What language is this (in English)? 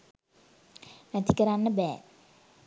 Sinhala